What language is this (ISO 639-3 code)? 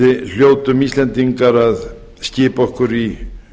isl